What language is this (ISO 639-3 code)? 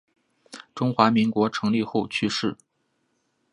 zho